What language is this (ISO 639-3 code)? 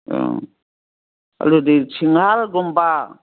mni